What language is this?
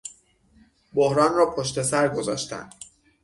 Persian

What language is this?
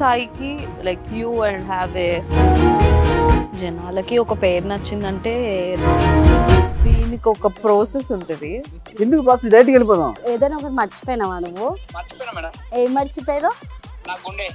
Telugu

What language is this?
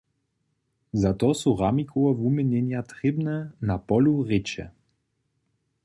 Upper Sorbian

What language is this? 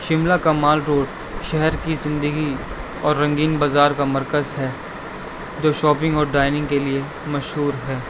Urdu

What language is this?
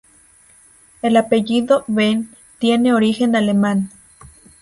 Spanish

